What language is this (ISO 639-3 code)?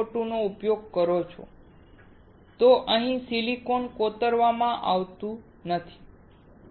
guj